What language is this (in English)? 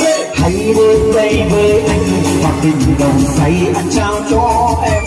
Vietnamese